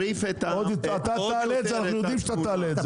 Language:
Hebrew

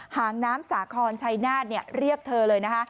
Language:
Thai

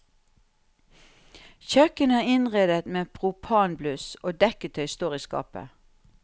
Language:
Norwegian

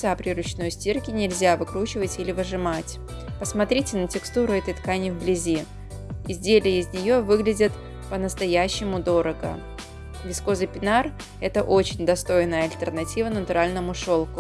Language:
Russian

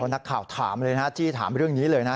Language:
Thai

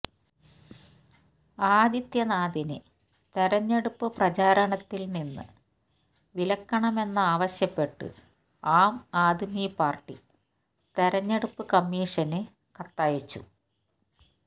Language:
Malayalam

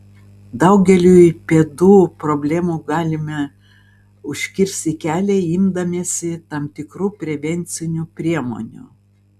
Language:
Lithuanian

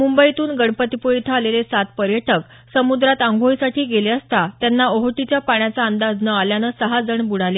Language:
Marathi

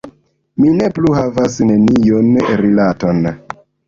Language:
Esperanto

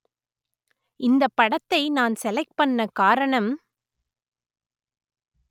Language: Tamil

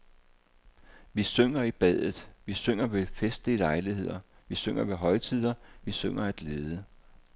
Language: Danish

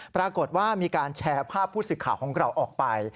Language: Thai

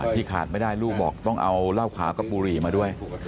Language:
Thai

